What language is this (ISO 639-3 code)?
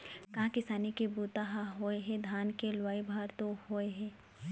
hne